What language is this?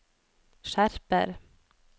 Norwegian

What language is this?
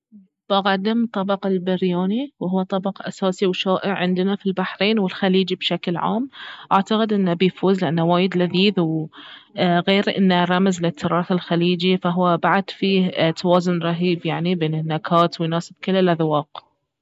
Baharna Arabic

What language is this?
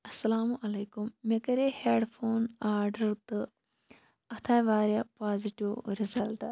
Kashmiri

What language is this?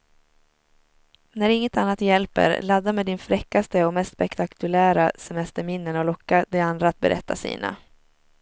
Swedish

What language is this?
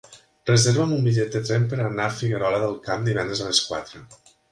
Catalan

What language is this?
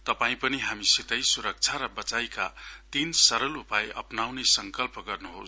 Nepali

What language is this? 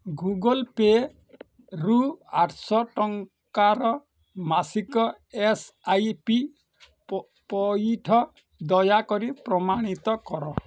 Odia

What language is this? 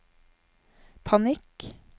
Norwegian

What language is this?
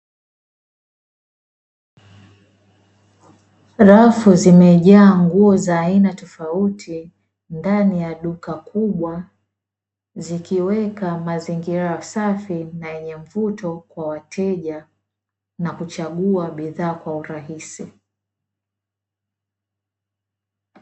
Swahili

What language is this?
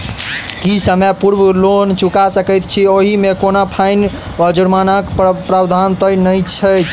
Maithili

